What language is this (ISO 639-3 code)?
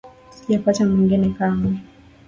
swa